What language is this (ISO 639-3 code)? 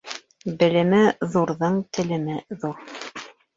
bak